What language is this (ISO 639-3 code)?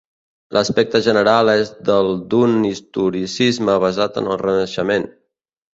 cat